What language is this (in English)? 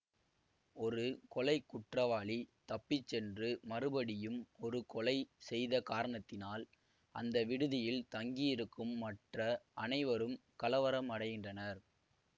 Tamil